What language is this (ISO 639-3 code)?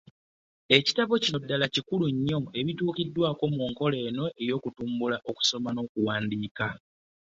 lug